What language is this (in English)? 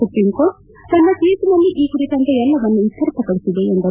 Kannada